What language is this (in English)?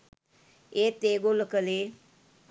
Sinhala